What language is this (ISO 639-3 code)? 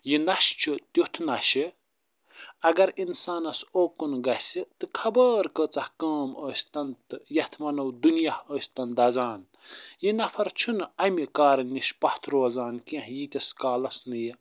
kas